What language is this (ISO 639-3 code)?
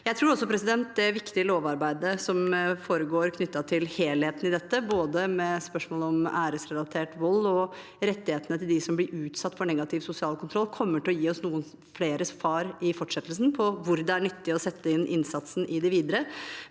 nor